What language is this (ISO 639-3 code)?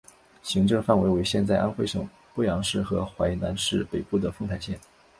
zho